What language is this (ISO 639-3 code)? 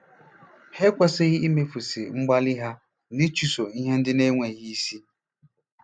ibo